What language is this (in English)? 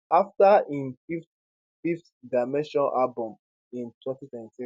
Nigerian Pidgin